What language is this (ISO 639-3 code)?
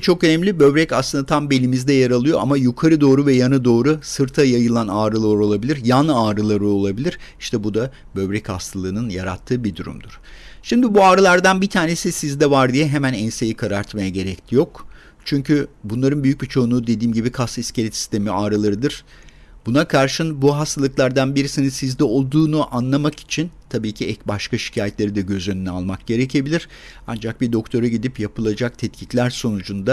tur